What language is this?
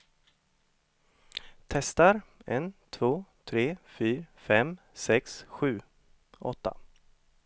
Swedish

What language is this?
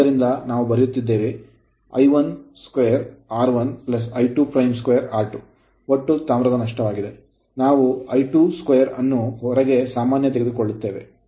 Kannada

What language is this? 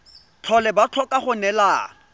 Tswana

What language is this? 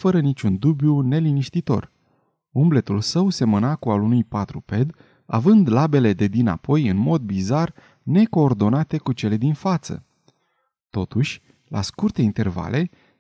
Romanian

